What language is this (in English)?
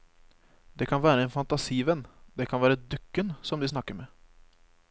Norwegian